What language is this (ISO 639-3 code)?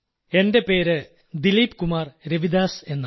mal